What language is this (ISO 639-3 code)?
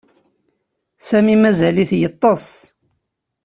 kab